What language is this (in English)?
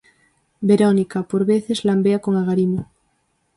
Galician